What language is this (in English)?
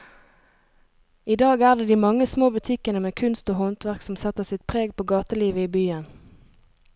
Norwegian